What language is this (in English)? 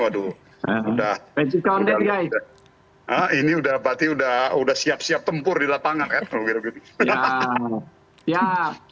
Indonesian